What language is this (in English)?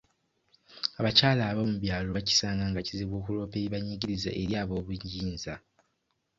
Ganda